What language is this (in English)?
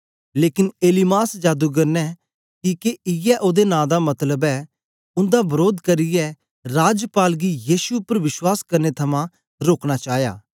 Dogri